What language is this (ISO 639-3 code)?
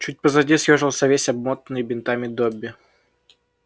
rus